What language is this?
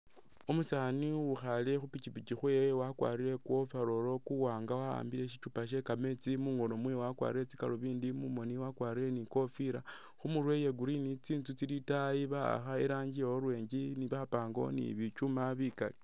Masaaba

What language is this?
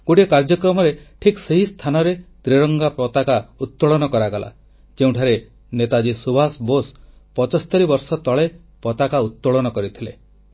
Odia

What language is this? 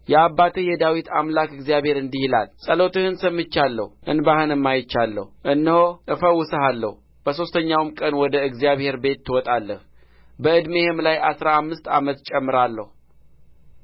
Amharic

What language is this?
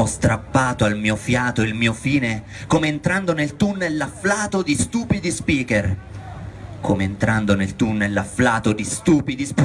Italian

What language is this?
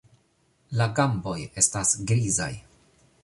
Esperanto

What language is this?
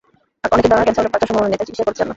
Bangla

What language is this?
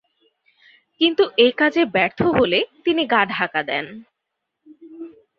Bangla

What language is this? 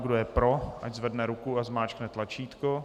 Czech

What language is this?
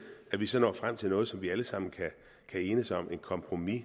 Danish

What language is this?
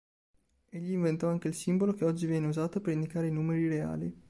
Italian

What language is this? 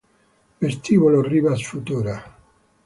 Italian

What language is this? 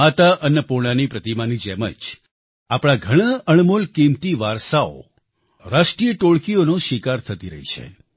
Gujarati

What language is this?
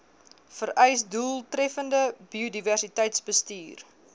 Afrikaans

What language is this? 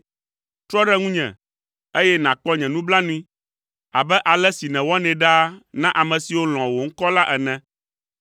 Ewe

